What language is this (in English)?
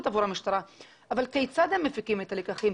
Hebrew